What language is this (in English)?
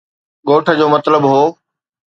Sindhi